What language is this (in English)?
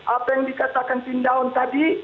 Indonesian